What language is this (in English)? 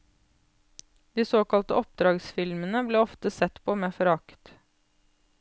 Norwegian